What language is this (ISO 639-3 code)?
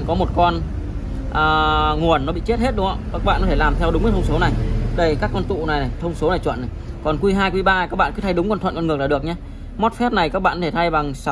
vie